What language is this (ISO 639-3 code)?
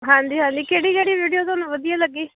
pan